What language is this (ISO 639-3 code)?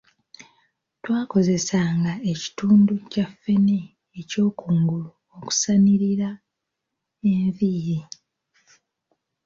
lug